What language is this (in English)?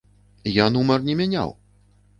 Belarusian